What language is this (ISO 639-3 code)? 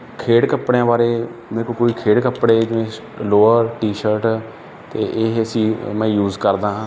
pan